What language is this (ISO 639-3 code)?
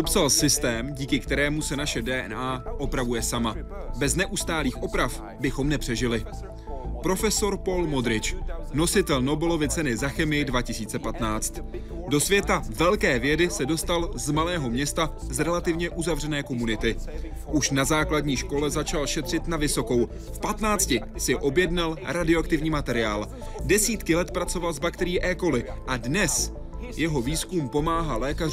ces